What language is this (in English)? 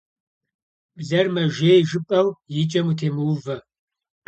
Kabardian